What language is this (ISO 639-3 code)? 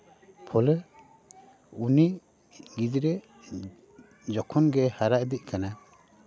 sat